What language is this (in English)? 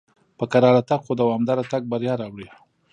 Pashto